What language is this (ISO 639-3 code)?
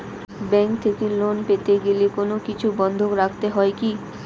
ben